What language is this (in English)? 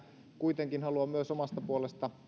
Finnish